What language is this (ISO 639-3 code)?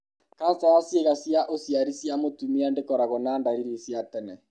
kik